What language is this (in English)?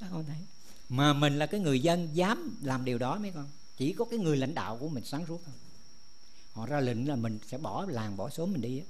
Vietnamese